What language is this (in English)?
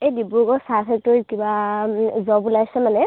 Assamese